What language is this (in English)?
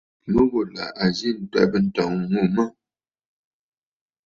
Bafut